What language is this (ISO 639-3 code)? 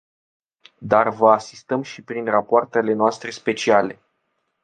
ron